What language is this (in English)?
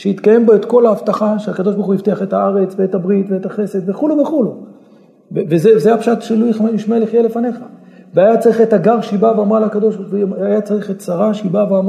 Hebrew